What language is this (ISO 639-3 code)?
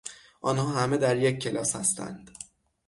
fas